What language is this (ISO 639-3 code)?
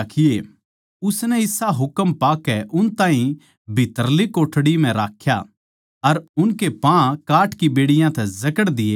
bgc